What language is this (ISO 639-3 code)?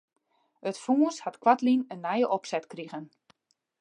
fry